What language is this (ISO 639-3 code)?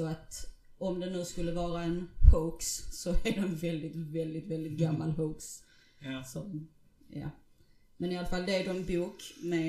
swe